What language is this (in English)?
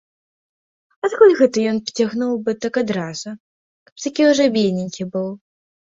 Belarusian